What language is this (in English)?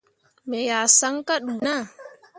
Mundang